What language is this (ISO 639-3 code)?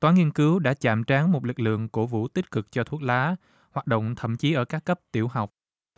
vie